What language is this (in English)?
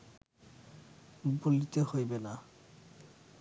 Bangla